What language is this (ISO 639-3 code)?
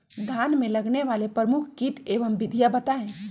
mag